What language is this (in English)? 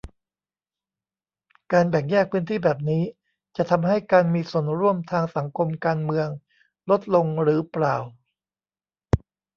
Thai